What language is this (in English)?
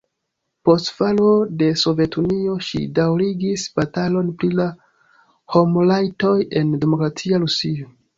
Esperanto